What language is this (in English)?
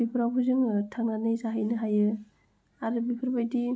Bodo